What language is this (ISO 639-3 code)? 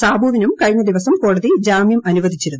mal